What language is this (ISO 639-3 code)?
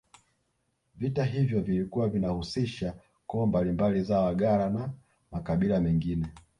swa